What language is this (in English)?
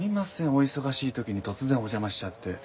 Japanese